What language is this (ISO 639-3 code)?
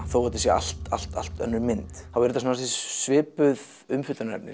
isl